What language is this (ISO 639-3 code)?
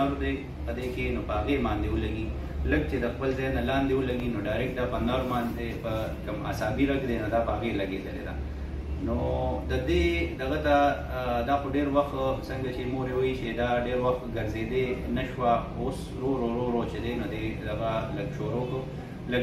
ara